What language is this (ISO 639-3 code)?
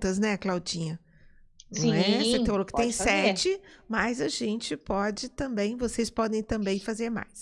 por